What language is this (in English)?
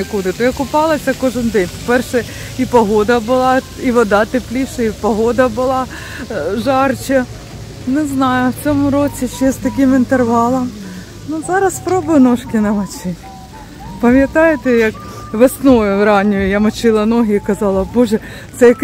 Ukrainian